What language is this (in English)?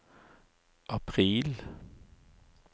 Norwegian